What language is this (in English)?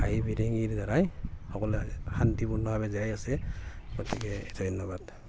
Assamese